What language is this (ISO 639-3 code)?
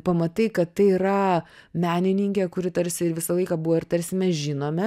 lit